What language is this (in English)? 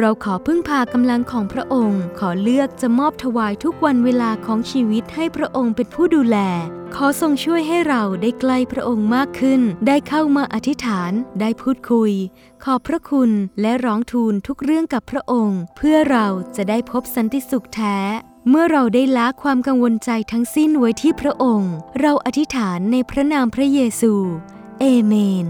Thai